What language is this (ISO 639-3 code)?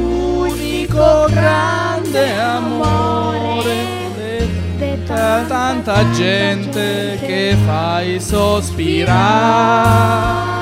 ita